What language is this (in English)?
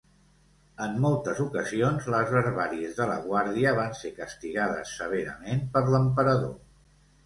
Catalan